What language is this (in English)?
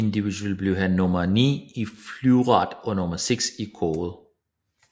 Danish